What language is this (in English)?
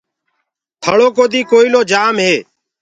Gurgula